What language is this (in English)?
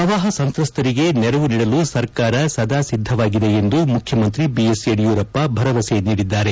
Kannada